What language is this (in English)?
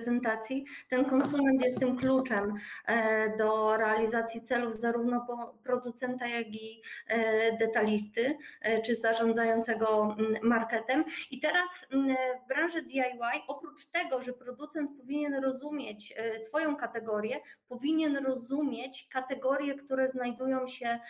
Polish